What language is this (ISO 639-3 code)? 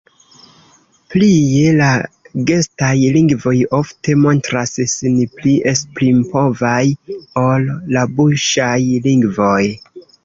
epo